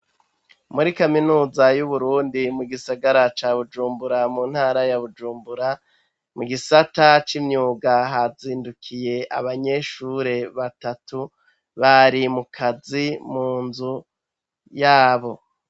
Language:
Rundi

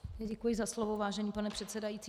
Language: Czech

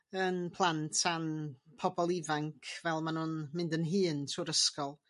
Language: Welsh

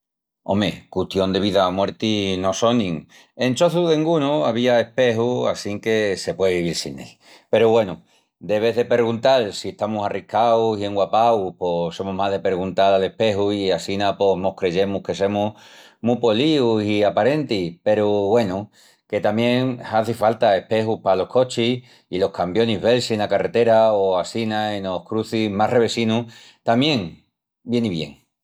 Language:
Extremaduran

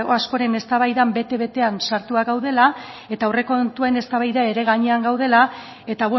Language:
Basque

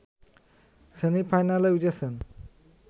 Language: Bangla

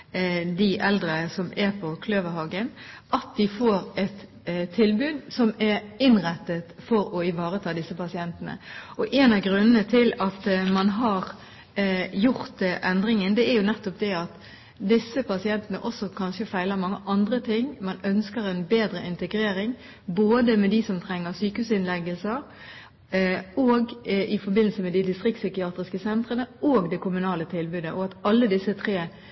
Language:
Norwegian Bokmål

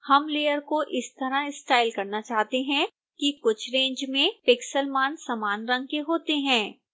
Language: Hindi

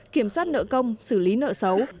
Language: Vietnamese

